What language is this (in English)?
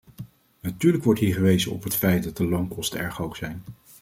Dutch